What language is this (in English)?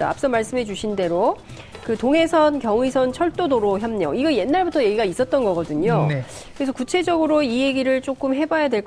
Korean